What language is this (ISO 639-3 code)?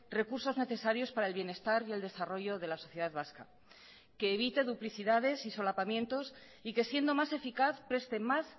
spa